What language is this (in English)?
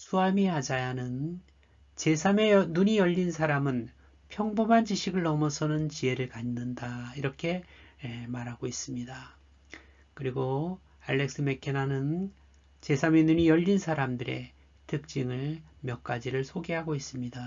Korean